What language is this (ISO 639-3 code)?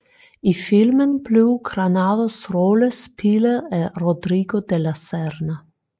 dan